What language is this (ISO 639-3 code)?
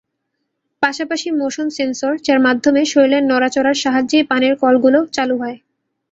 ben